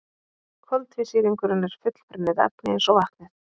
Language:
Icelandic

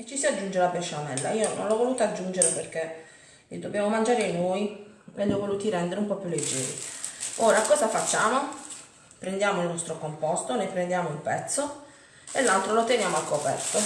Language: Italian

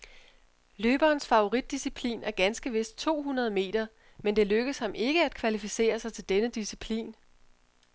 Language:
Danish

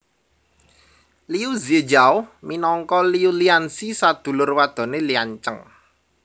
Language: Javanese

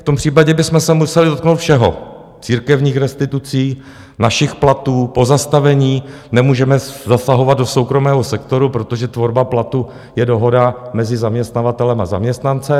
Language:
Czech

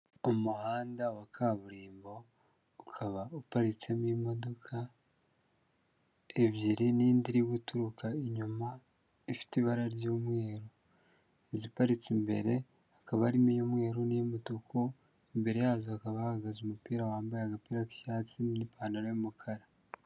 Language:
Kinyarwanda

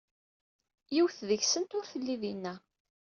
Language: Kabyle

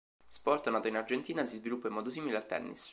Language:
Italian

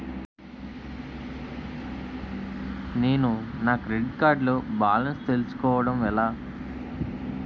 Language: Telugu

